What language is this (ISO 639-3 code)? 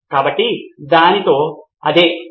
tel